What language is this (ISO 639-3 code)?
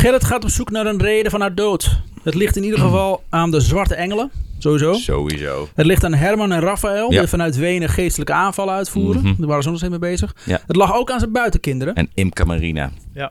nld